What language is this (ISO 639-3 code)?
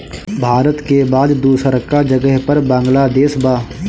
bho